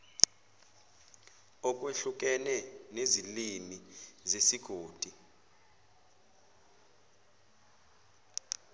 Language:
Zulu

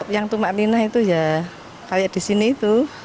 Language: Indonesian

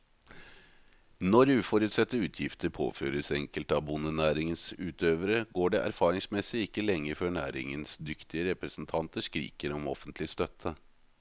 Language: Norwegian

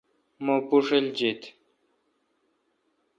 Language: Kalkoti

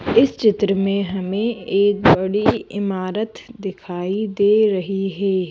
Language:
Hindi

